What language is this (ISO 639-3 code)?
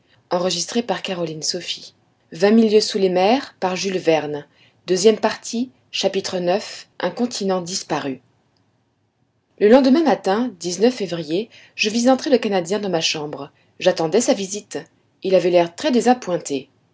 fra